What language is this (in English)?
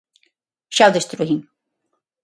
Galician